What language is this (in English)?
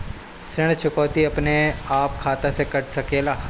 Bhojpuri